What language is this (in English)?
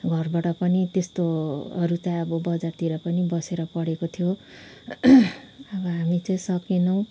Nepali